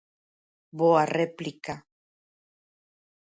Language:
Galician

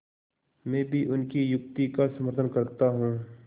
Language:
Hindi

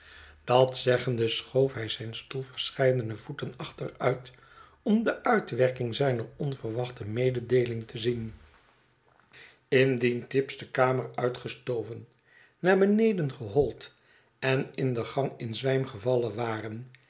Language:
Dutch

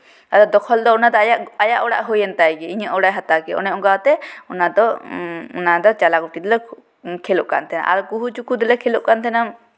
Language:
Santali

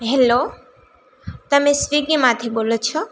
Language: Gujarati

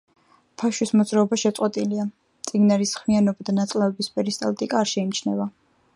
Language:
Georgian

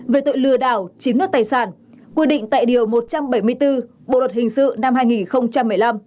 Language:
Vietnamese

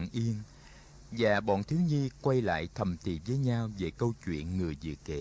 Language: Vietnamese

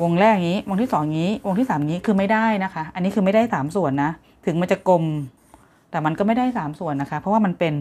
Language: Thai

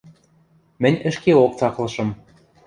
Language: Western Mari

